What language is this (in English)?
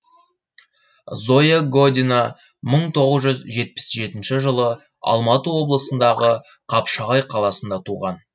Kazakh